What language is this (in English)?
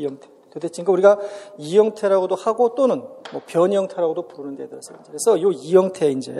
Korean